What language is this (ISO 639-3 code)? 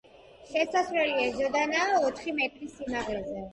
kat